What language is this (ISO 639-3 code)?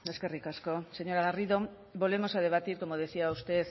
spa